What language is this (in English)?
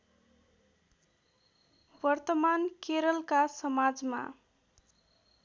Nepali